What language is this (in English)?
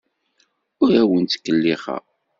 Kabyle